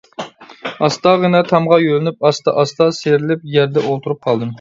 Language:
Uyghur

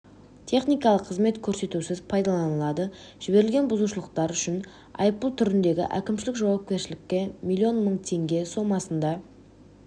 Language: Kazakh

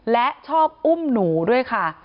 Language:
Thai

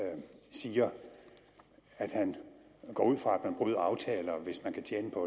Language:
Danish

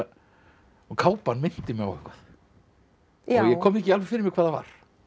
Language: Icelandic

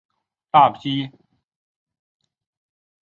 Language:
Chinese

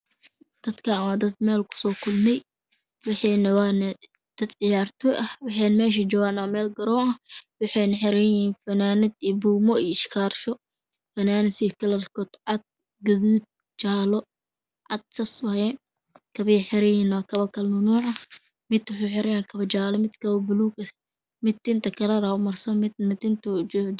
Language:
Somali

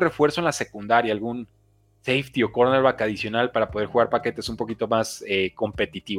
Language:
Spanish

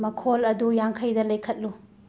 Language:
Manipuri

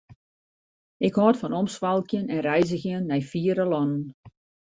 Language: Western Frisian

